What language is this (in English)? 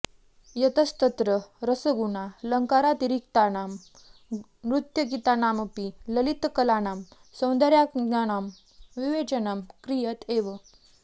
Sanskrit